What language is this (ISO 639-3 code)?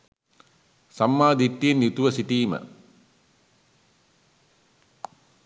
sin